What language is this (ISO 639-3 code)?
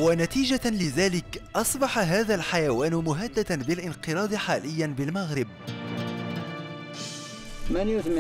ara